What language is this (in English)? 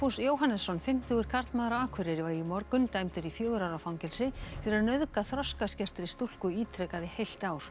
Icelandic